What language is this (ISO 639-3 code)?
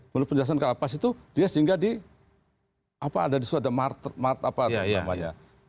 ind